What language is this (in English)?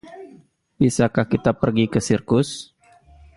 Indonesian